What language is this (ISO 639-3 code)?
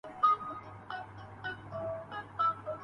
urd